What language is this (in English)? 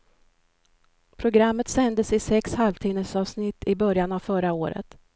Swedish